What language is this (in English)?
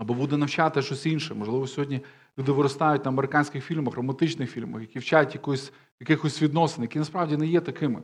Ukrainian